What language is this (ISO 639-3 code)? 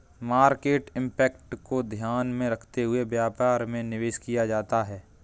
hin